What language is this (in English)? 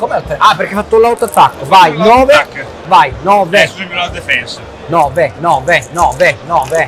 Italian